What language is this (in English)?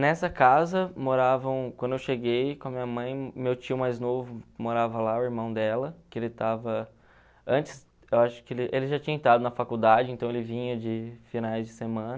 Portuguese